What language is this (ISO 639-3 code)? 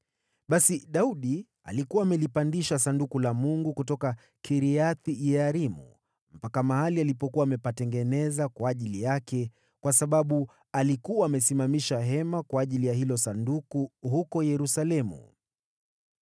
swa